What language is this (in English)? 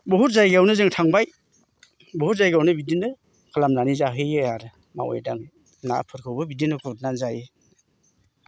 Bodo